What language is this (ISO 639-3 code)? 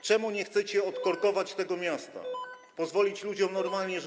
pol